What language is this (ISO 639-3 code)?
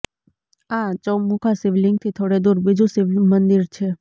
guj